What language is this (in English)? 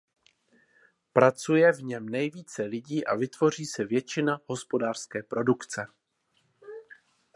Czech